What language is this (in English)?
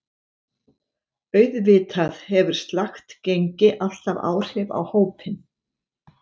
Icelandic